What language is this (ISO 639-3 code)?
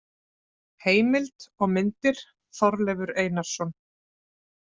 isl